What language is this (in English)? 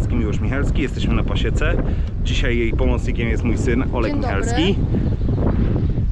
Polish